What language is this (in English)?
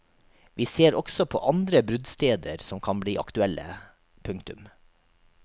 Norwegian